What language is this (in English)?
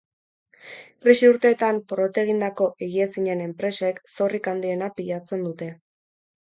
Basque